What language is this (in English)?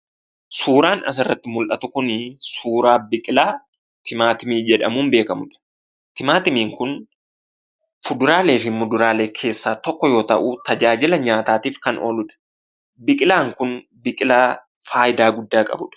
Oromo